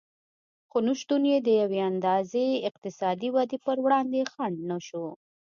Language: Pashto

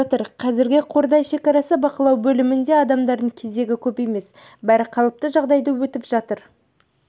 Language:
Kazakh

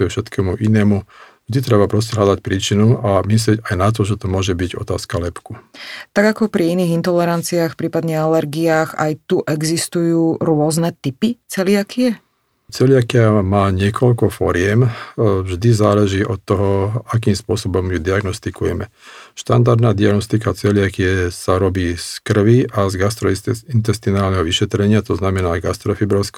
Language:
Slovak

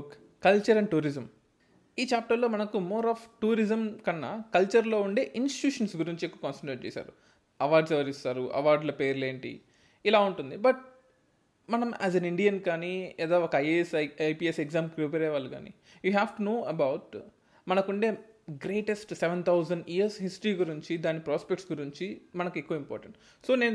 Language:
Telugu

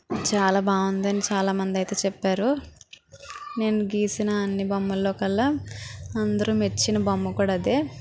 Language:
Telugu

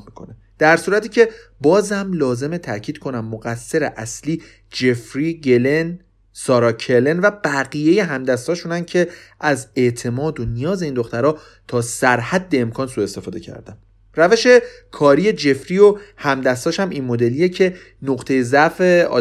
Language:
Persian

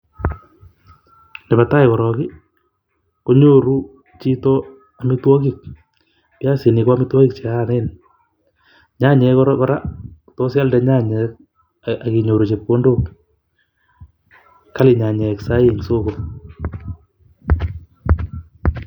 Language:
Kalenjin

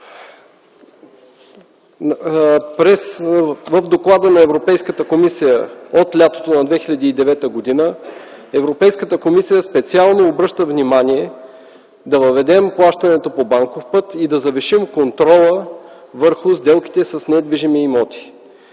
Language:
Bulgarian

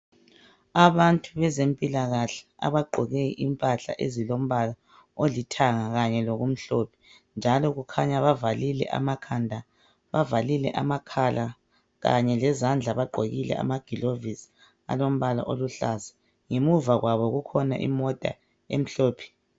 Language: North Ndebele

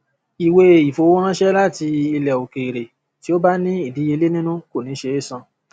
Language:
Yoruba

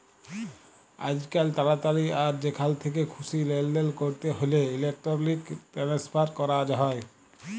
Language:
Bangla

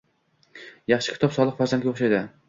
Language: Uzbek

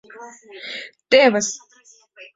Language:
Mari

